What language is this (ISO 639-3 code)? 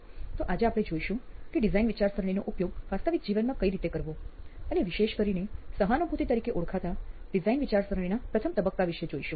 guj